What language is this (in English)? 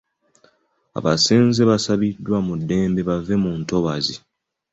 Ganda